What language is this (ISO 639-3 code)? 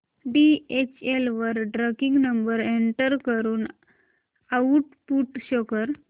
mar